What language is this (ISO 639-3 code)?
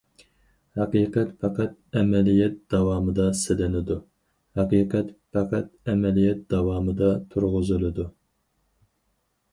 uig